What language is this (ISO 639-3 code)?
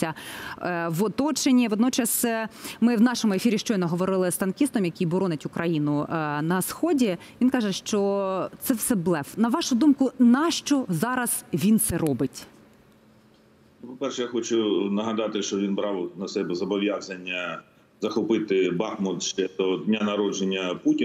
ukr